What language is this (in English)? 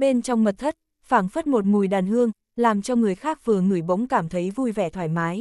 Vietnamese